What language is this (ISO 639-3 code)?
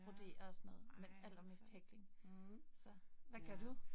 dan